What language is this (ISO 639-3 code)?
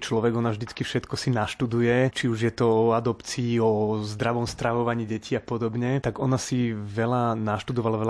slk